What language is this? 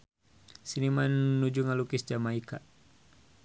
Sundanese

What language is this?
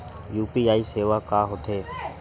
Chhattisgarhi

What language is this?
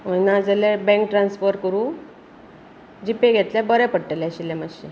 Konkani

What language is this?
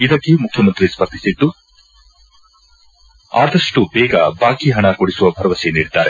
Kannada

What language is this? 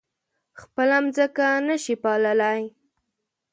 Pashto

